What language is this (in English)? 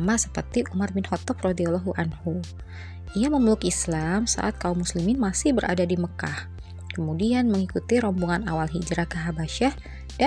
Indonesian